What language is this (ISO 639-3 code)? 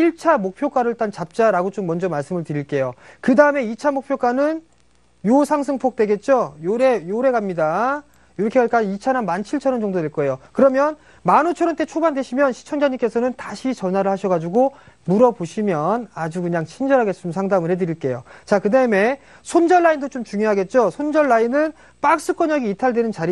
kor